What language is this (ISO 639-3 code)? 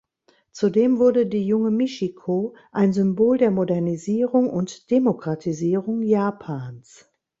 deu